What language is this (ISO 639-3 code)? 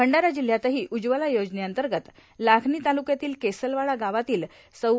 mar